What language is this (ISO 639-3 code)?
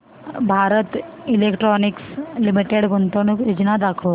mar